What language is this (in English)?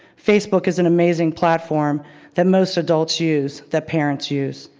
English